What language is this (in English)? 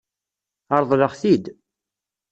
Kabyle